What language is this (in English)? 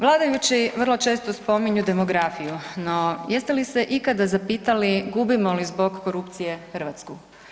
Croatian